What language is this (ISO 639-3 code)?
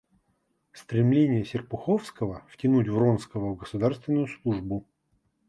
rus